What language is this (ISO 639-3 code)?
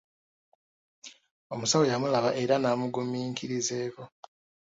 lug